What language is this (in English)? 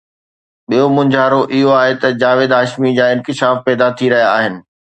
Sindhi